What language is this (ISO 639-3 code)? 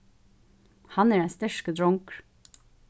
fao